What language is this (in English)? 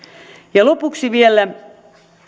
Finnish